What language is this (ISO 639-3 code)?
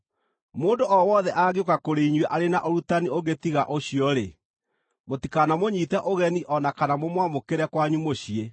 kik